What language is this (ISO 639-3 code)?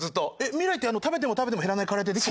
jpn